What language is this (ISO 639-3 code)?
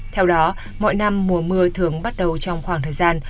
vie